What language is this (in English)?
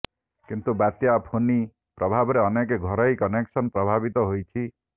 Odia